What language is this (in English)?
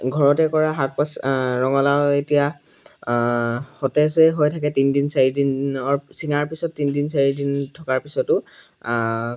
Assamese